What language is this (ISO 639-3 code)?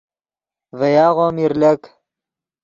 ydg